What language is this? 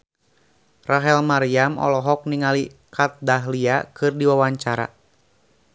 Sundanese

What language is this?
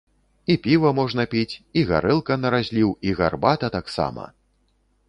Belarusian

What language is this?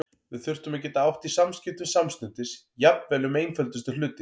Icelandic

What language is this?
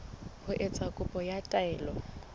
Southern Sotho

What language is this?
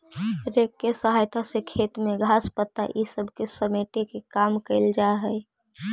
Magahi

